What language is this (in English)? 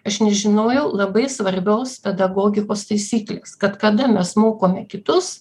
Lithuanian